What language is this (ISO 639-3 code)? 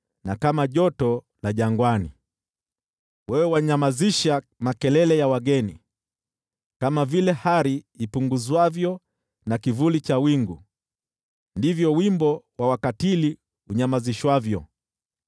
swa